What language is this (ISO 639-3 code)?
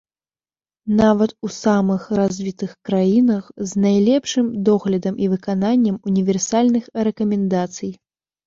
bel